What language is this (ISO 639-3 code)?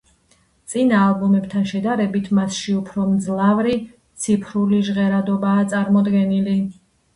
kat